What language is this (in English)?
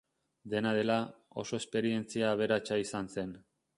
Basque